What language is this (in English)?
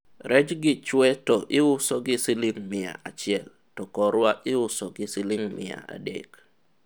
Luo (Kenya and Tanzania)